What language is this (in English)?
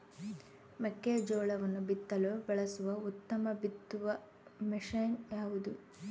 Kannada